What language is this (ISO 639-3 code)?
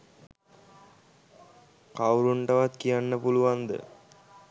sin